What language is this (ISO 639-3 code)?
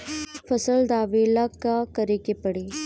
bho